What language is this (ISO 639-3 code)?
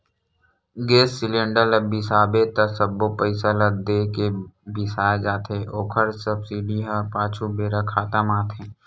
hne